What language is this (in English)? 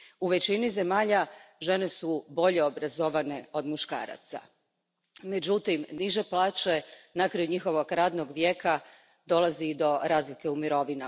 Croatian